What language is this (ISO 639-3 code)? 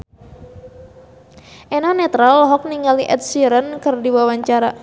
sun